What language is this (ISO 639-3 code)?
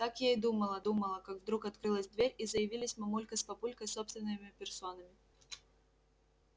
rus